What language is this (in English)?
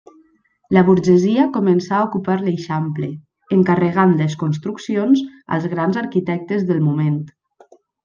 Catalan